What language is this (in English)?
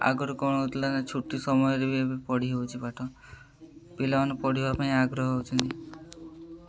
Odia